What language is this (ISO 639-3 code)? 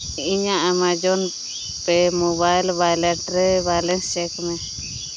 sat